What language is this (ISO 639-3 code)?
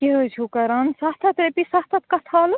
kas